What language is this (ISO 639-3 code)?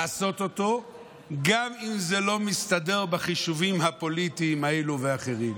heb